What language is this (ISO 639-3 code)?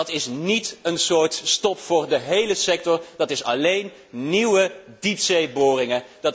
nld